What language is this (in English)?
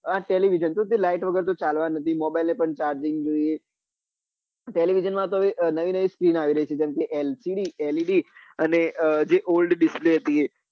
Gujarati